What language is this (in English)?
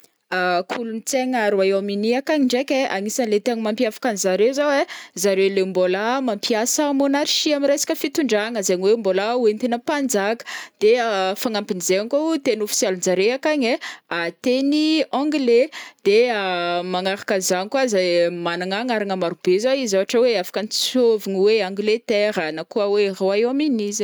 Northern Betsimisaraka Malagasy